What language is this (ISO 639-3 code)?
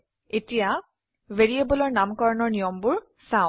asm